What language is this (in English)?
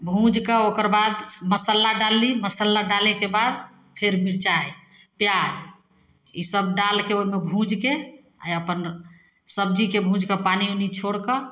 Maithili